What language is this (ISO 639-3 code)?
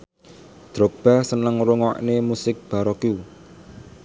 jav